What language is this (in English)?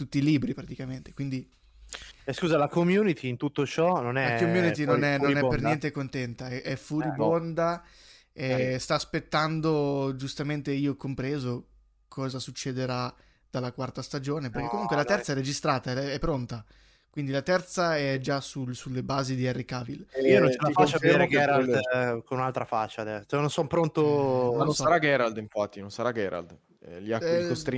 Italian